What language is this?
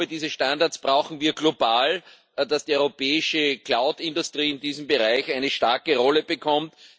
German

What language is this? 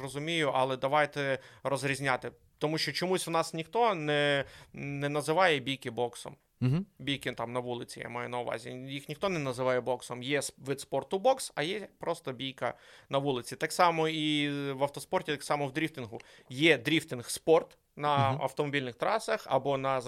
Ukrainian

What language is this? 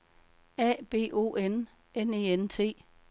Danish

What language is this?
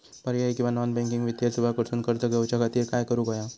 Marathi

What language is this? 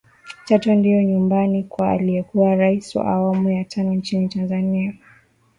Swahili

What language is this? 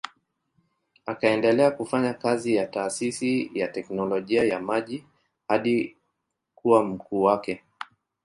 Swahili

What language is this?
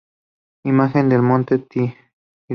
Spanish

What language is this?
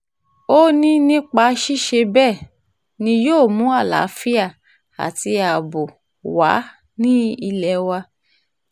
Yoruba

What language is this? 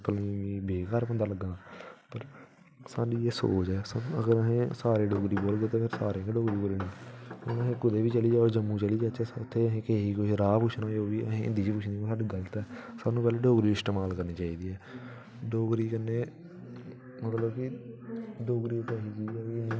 Dogri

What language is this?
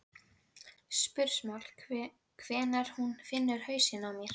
Icelandic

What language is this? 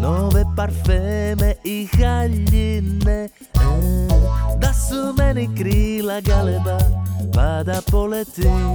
Croatian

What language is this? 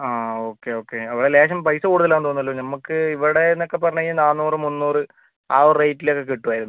Malayalam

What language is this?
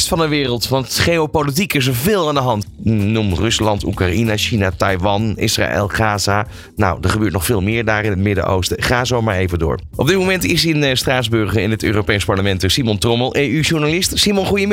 Dutch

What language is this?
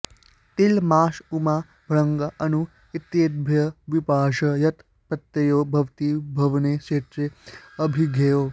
Sanskrit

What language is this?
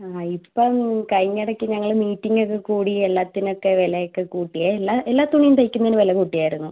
Malayalam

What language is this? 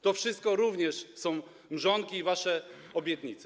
Polish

